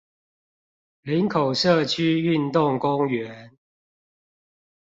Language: Chinese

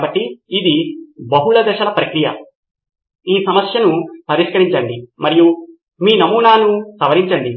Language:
Telugu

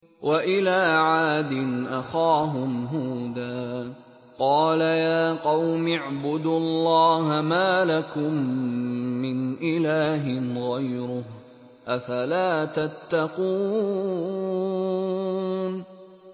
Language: Arabic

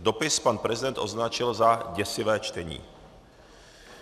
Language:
Czech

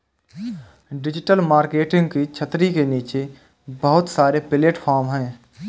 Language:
Hindi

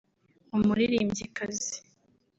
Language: Kinyarwanda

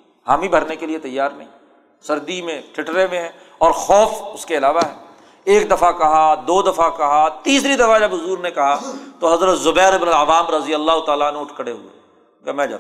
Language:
Urdu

